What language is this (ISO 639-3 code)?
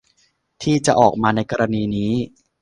tha